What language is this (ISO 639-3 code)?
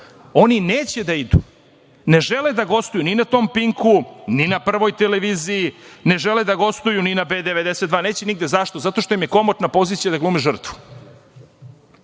srp